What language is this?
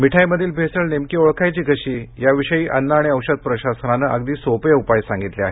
Marathi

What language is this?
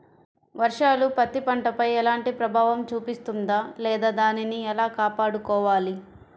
Telugu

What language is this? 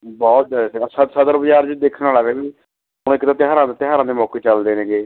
Punjabi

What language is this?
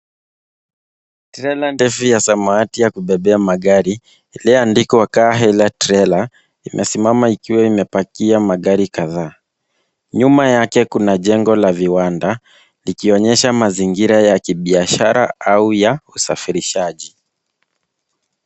Swahili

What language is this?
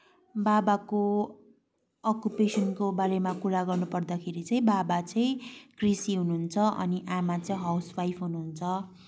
Nepali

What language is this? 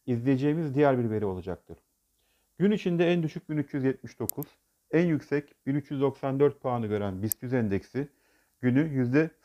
Turkish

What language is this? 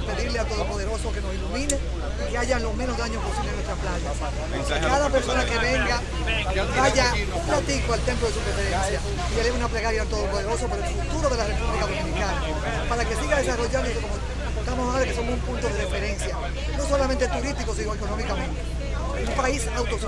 Spanish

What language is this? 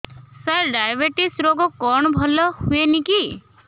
Odia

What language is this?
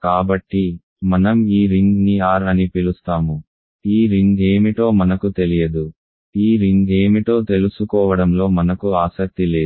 Telugu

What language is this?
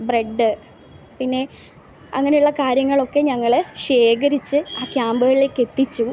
Malayalam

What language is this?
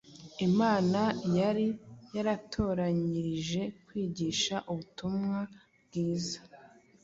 Kinyarwanda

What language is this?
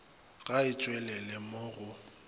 Northern Sotho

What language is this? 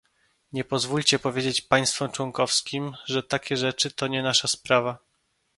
Polish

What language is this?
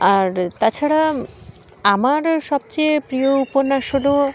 Bangla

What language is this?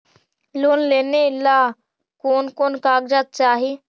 Magahi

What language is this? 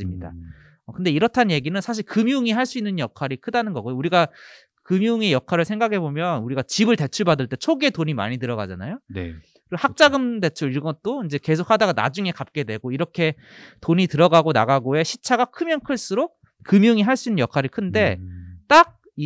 Korean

